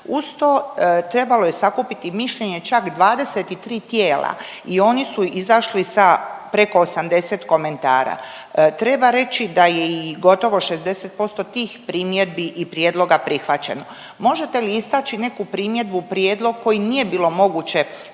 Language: Croatian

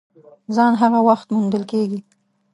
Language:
Pashto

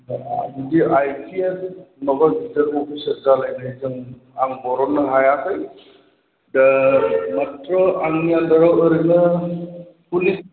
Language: Bodo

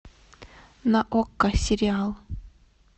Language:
Russian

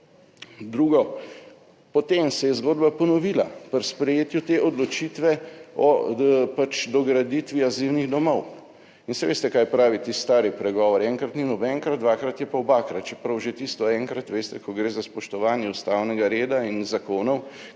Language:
Slovenian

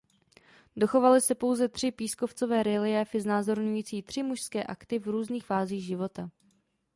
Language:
Czech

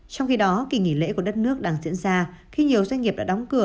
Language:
Vietnamese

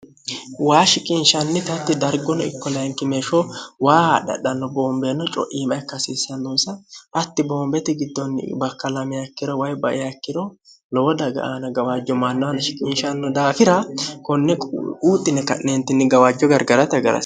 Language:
Sidamo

